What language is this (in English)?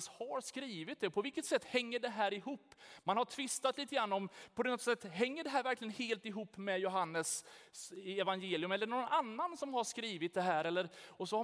Swedish